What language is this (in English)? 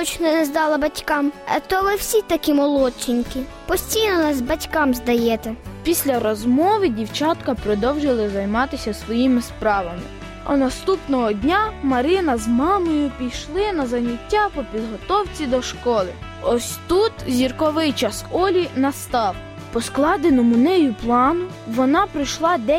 Ukrainian